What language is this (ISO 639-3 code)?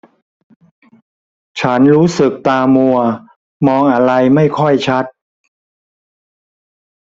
tha